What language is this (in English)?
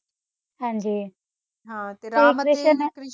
Punjabi